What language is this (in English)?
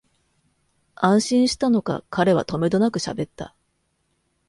Japanese